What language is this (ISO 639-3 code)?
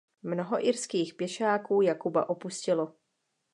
ces